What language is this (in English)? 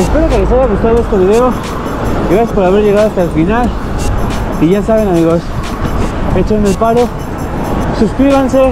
Spanish